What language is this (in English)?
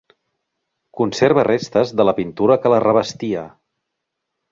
Catalan